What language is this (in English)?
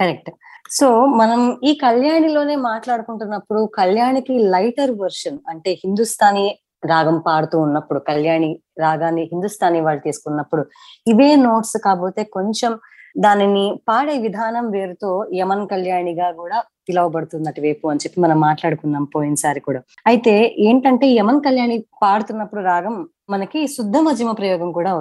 Telugu